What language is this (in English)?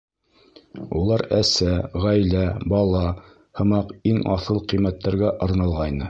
Bashkir